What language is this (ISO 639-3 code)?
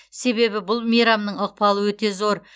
kaz